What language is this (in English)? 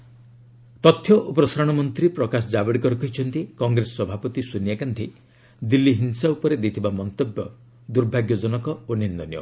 Odia